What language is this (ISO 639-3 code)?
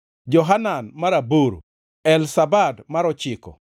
luo